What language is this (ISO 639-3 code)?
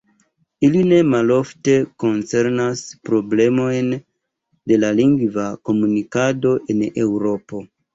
epo